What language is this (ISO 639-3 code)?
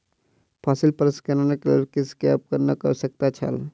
mai